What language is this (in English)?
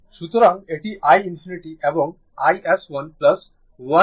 Bangla